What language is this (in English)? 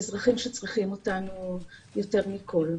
Hebrew